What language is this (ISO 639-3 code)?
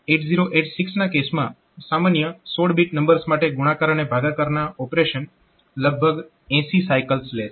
guj